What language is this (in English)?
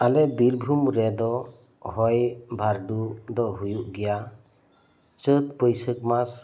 Santali